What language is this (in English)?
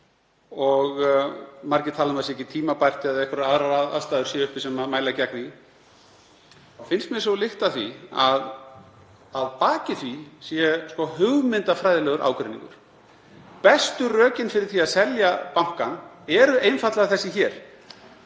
Icelandic